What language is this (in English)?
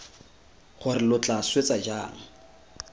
Tswana